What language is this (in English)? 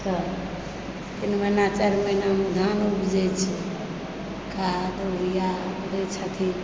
Maithili